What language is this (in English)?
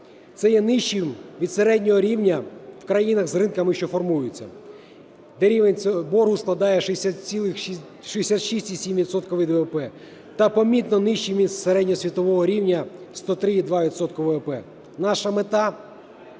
Ukrainian